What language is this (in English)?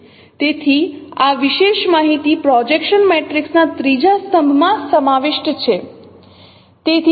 Gujarati